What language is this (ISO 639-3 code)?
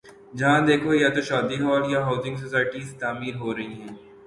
urd